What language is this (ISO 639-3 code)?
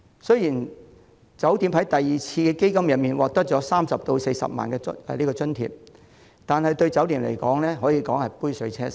yue